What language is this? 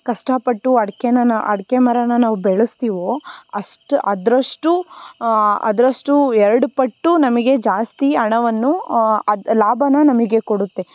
Kannada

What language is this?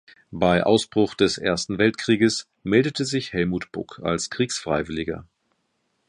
German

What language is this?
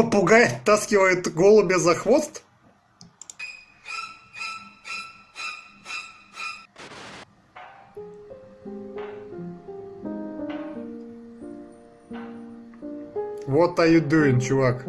Russian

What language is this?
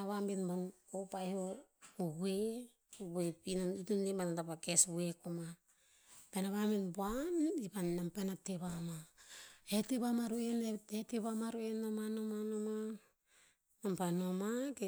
Tinputz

